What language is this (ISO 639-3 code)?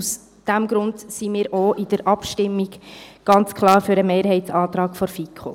gsw